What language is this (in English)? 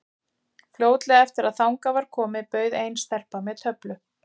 Icelandic